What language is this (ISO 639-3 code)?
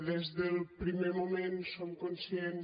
cat